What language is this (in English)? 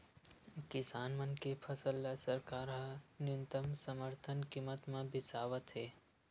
Chhattisgarhi